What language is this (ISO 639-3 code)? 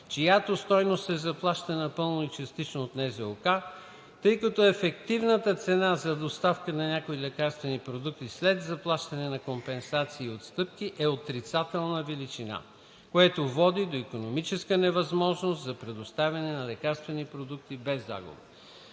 bul